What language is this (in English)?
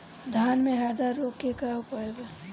Bhojpuri